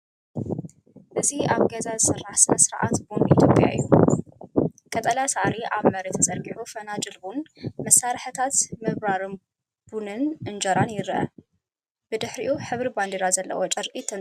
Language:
Tigrinya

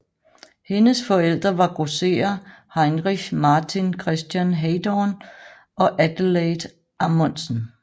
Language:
Danish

